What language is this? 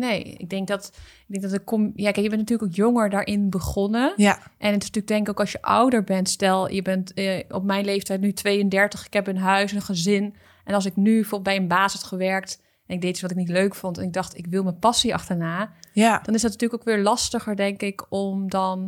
Dutch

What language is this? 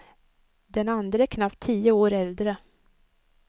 Swedish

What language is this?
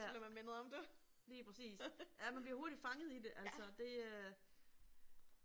Danish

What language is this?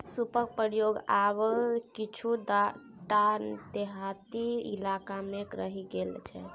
Maithili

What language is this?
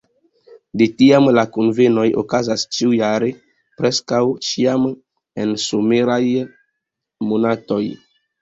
Esperanto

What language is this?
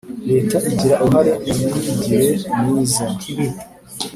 Kinyarwanda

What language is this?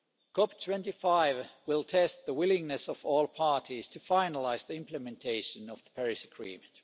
English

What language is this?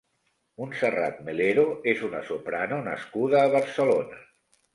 Catalan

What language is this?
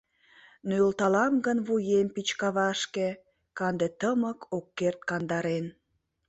Mari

